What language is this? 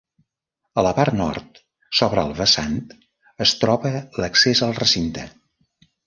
Catalan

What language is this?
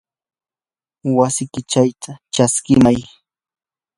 Yanahuanca Pasco Quechua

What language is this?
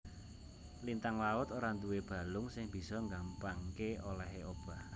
Javanese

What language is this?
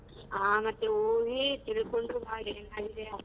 Kannada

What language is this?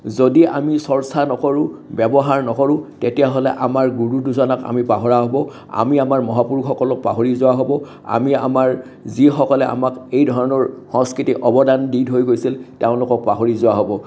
Assamese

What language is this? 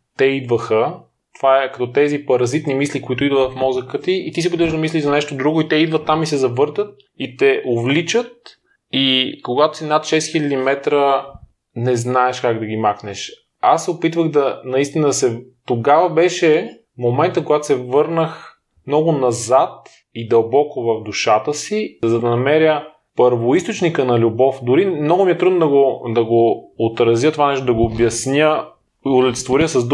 Bulgarian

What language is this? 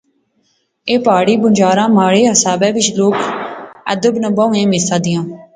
Pahari-Potwari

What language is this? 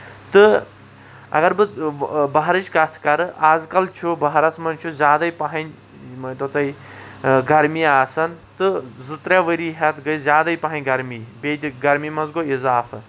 Kashmiri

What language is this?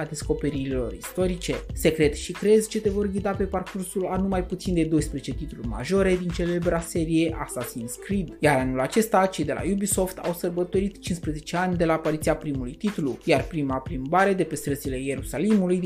Romanian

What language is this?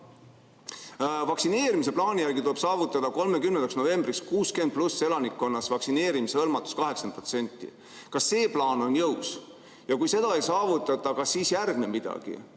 Estonian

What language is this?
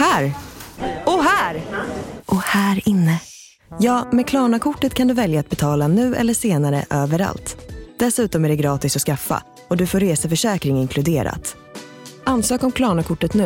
Swedish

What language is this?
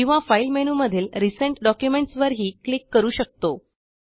Marathi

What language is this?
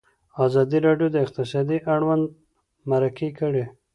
Pashto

